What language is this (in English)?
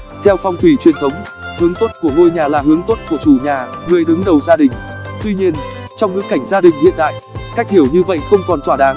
Vietnamese